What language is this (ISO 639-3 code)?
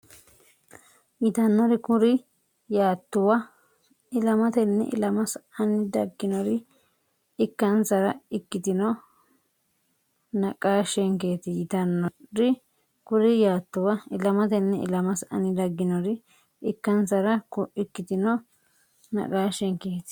sid